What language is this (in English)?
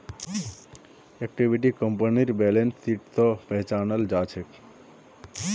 Magahi